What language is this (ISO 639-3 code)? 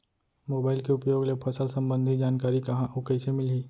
hne